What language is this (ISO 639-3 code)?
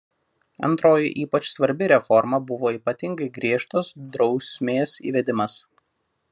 lit